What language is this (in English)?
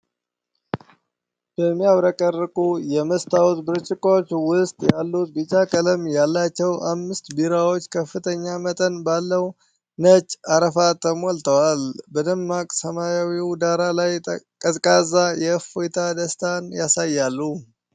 Amharic